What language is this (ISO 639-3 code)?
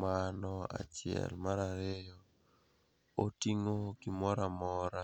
luo